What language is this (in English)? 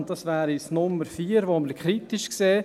Swiss German